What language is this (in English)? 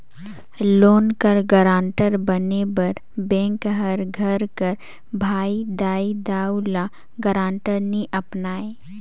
Chhattisgarhi